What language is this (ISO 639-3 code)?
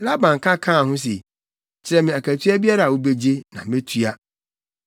aka